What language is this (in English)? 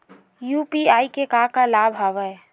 Chhattisgarhi